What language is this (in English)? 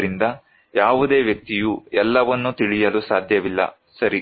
Kannada